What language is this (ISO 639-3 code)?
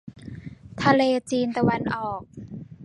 tha